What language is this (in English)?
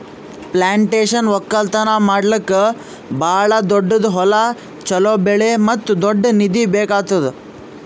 Kannada